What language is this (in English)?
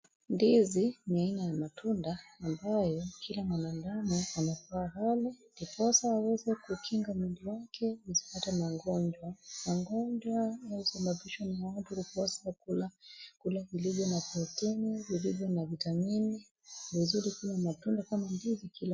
Swahili